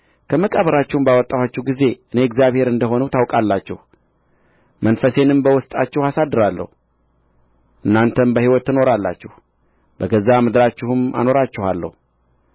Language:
Amharic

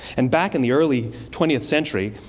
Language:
English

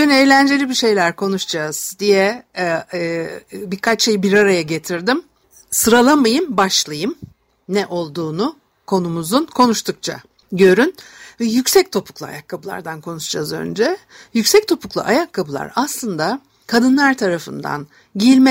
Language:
Turkish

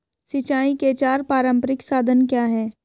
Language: Hindi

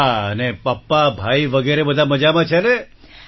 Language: Gujarati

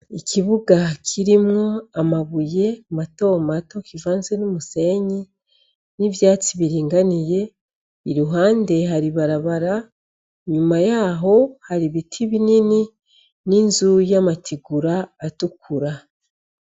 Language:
Rundi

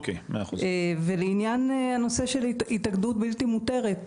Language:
Hebrew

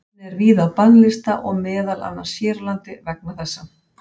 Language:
Icelandic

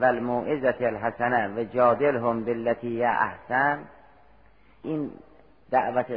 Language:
Persian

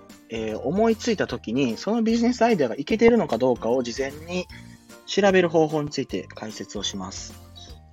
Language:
Japanese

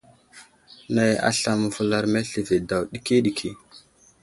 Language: Wuzlam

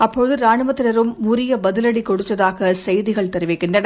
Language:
Tamil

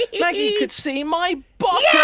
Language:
English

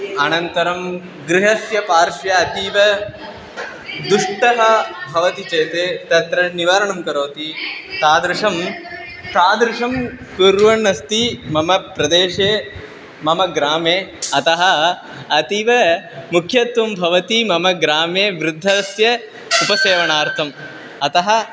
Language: Sanskrit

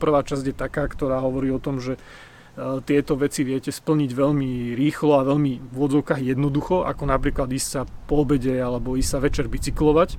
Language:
Slovak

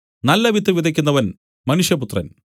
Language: Malayalam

